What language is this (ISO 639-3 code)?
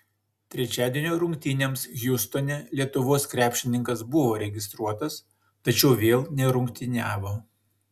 lit